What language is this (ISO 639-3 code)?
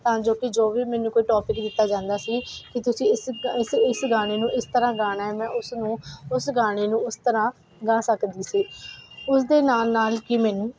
pan